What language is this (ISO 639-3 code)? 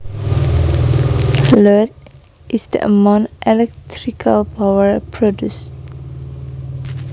jav